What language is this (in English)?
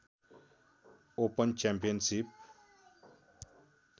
Nepali